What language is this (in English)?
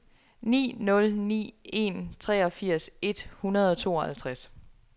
Danish